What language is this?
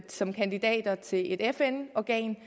Danish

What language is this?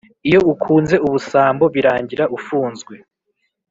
Kinyarwanda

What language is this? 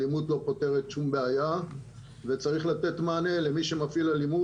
Hebrew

